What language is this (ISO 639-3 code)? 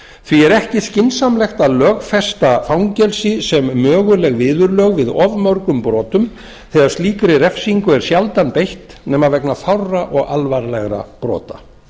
isl